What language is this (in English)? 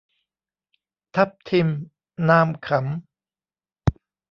Thai